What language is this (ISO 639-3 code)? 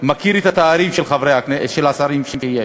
heb